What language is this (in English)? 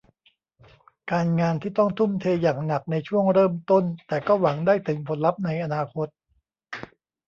Thai